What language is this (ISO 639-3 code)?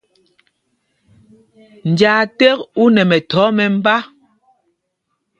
mgg